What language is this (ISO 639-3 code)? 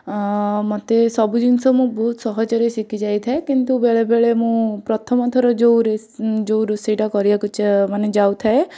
ori